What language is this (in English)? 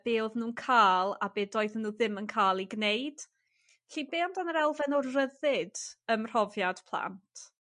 Welsh